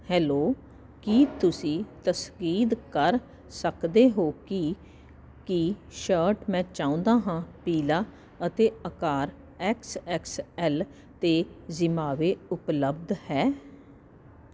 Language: Punjabi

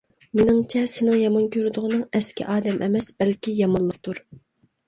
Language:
Uyghur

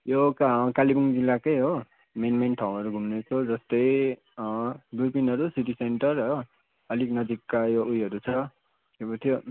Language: Nepali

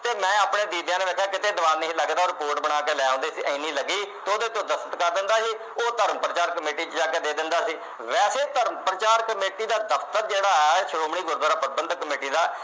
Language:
Punjabi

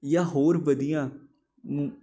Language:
Punjabi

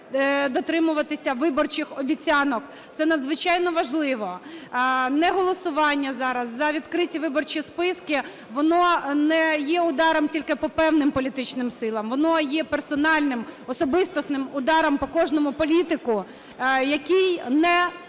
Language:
Ukrainian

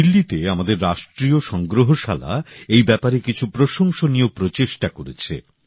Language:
Bangla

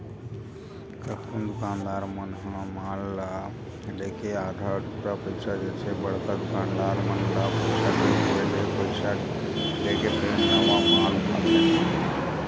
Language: Chhattisgarhi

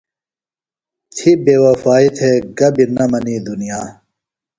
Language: Phalura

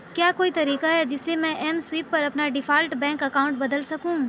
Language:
Urdu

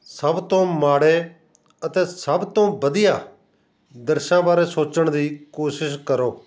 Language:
Punjabi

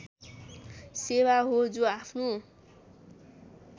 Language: Nepali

